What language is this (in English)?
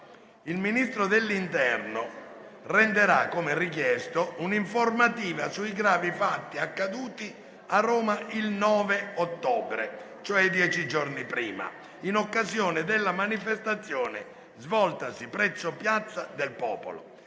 Italian